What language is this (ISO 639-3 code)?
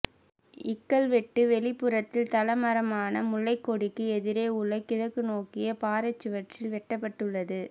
tam